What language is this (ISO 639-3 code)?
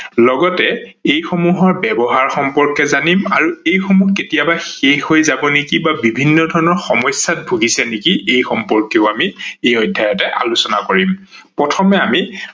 asm